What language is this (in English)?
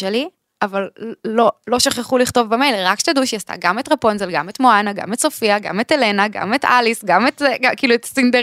Hebrew